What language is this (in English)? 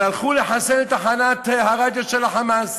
Hebrew